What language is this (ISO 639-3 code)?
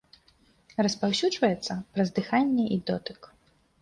bel